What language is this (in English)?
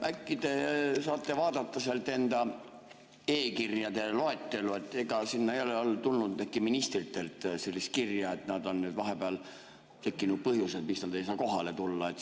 Estonian